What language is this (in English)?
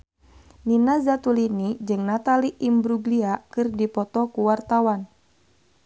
Sundanese